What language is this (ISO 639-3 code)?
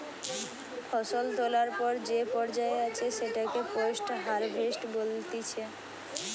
ben